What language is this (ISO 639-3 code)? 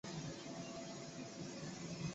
zho